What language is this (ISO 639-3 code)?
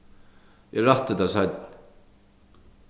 fao